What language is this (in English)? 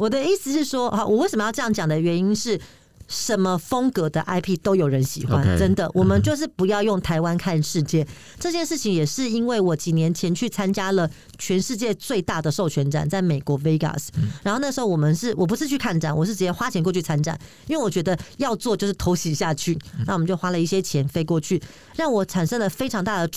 Chinese